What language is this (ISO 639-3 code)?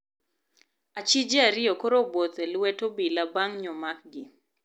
luo